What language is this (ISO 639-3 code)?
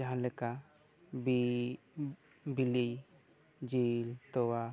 sat